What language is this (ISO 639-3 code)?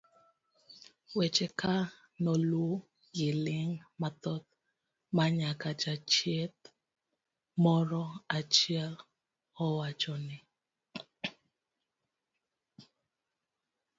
luo